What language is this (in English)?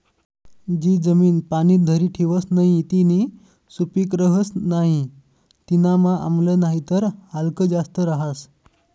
Marathi